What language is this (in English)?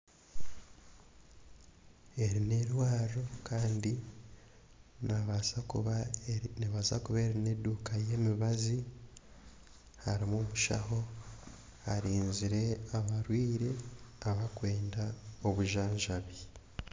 Nyankole